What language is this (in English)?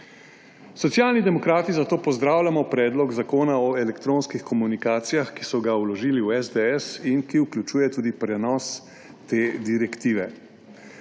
Slovenian